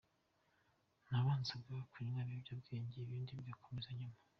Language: Kinyarwanda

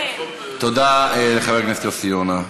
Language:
Hebrew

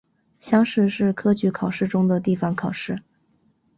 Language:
Chinese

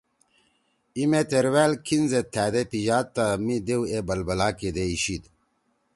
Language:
Torwali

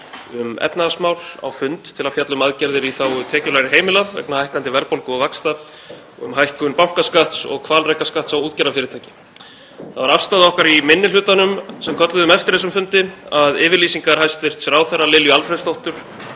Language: Icelandic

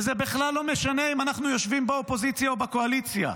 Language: Hebrew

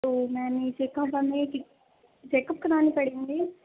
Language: Urdu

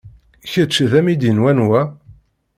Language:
Kabyle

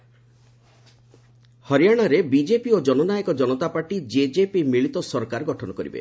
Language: Odia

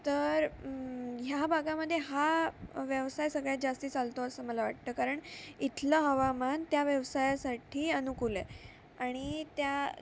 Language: Marathi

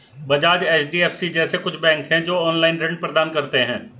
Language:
Hindi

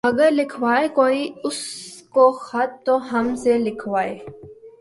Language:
Urdu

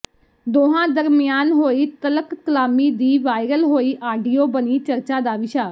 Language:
Punjabi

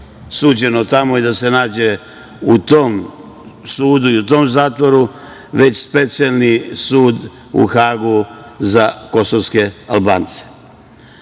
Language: Serbian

